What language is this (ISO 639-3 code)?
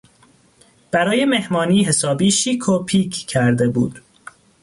fas